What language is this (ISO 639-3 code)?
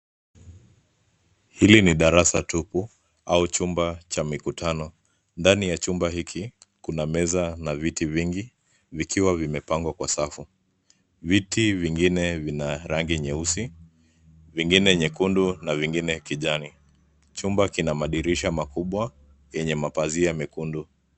swa